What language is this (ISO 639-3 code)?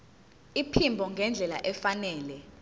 zul